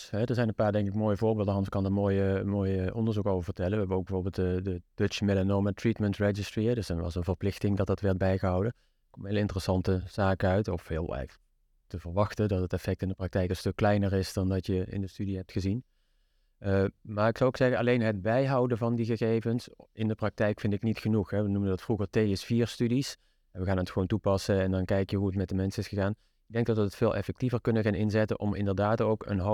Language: Dutch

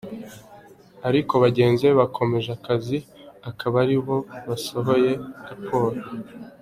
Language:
Kinyarwanda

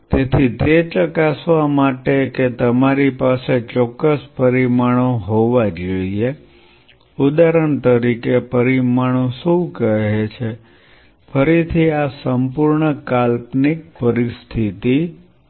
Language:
Gujarati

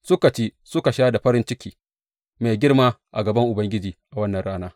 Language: Hausa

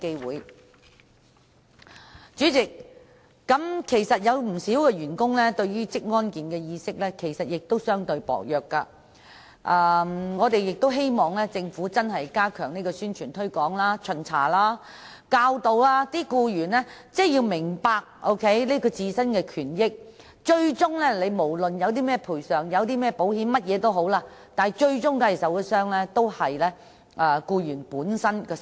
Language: Cantonese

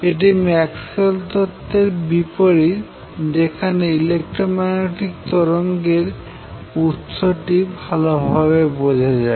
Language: Bangla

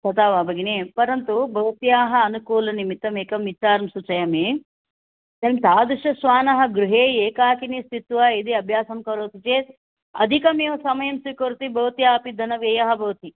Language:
Sanskrit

